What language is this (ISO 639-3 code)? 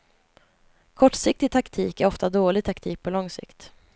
swe